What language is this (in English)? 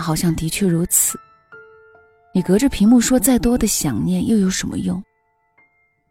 Chinese